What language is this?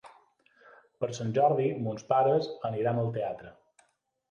Catalan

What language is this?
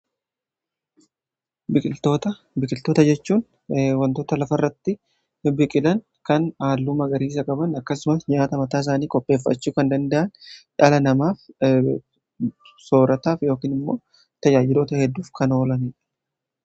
Oromo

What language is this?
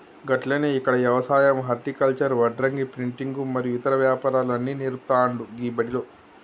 Telugu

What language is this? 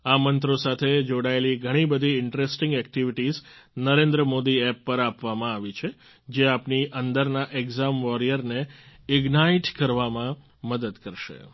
Gujarati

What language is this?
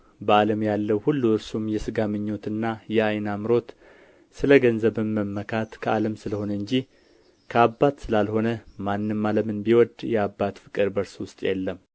Amharic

